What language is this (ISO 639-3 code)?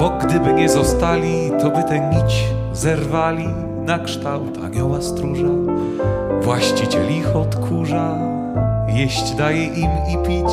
pol